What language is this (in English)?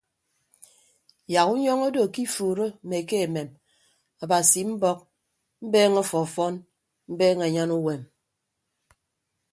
Ibibio